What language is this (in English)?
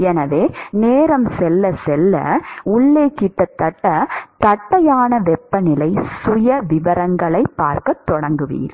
Tamil